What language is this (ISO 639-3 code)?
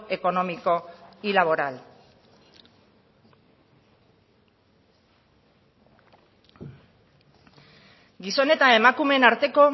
eus